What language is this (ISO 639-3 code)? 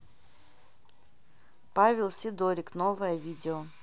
rus